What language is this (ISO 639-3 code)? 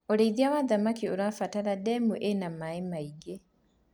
kik